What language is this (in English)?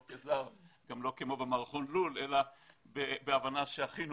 Hebrew